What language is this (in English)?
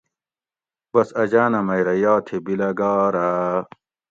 Gawri